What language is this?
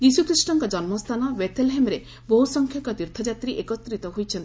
Odia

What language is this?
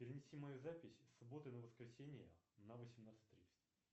Russian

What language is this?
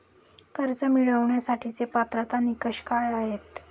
Marathi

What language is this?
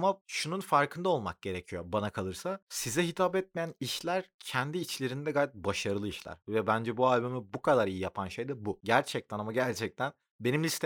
Turkish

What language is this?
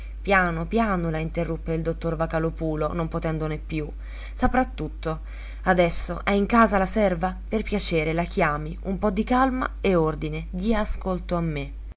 Italian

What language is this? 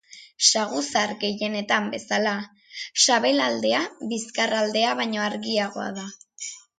Basque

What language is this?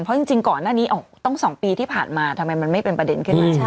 Thai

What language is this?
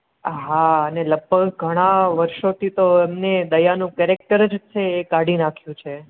Gujarati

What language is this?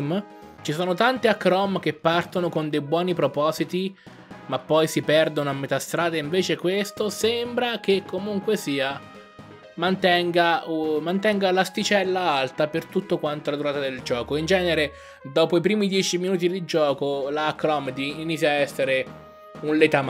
Italian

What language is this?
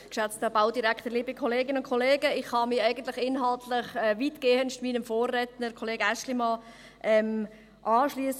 Swiss German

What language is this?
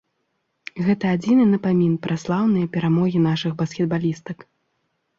Belarusian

